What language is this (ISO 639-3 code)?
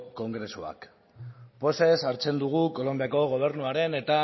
eus